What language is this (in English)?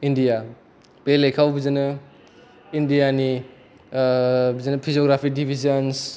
Bodo